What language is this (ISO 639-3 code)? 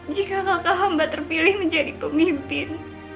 ind